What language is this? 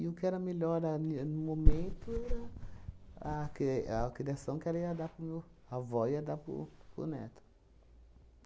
Portuguese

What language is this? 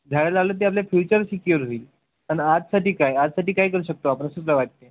Marathi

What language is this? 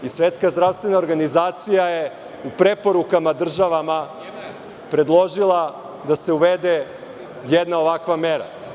Serbian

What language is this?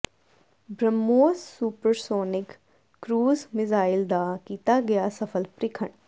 Punjabi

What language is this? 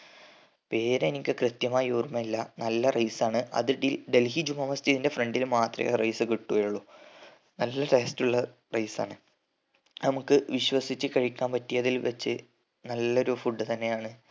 Malayalam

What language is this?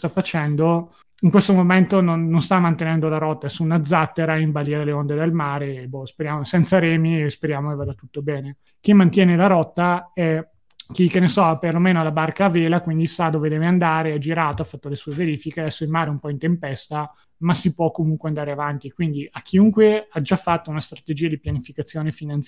Italian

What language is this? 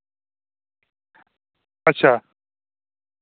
Dogri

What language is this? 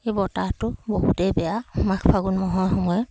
Assamese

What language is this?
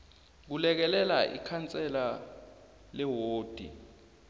South Ndebele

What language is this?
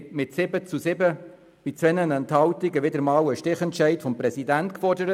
Swiss German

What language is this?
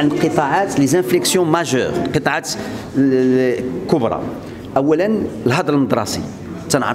Arabic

